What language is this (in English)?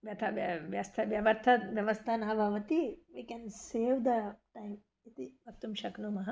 Sanskrit